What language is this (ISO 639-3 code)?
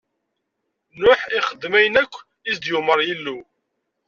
kab